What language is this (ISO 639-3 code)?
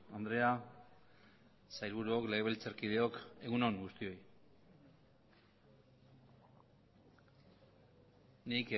eus